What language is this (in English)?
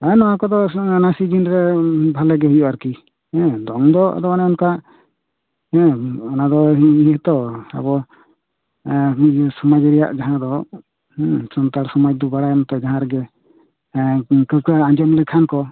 Santali